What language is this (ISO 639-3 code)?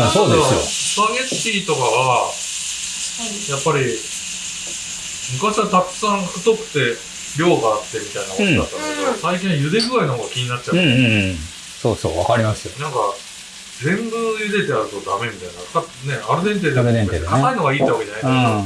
jpn